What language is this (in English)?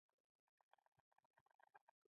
Pashto